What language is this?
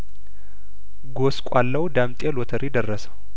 Amharic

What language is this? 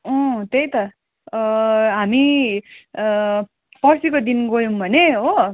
Nepali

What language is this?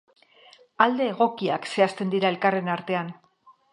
Basque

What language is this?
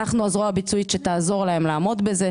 Hebrew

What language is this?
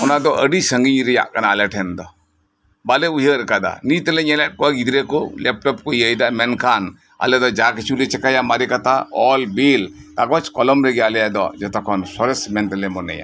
Santali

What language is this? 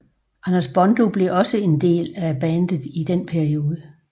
Danish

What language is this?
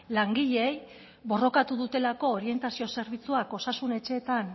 Basque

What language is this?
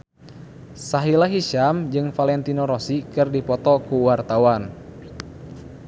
Sundanese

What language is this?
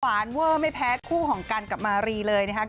Thai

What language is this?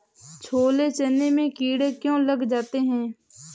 Hindi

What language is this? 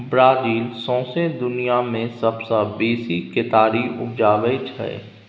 Maithili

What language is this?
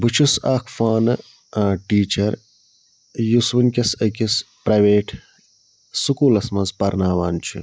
Kashmiri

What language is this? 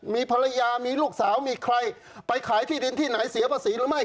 Thai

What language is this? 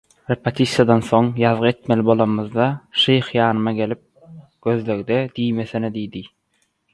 Turkmen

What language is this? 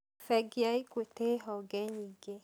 Kikuyu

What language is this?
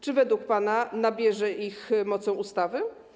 Polish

